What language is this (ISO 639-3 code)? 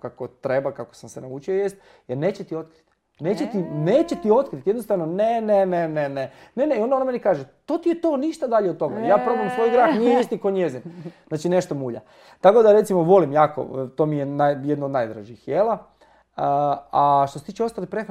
hrv